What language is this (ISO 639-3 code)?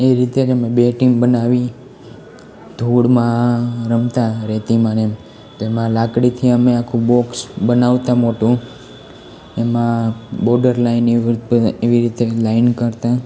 guj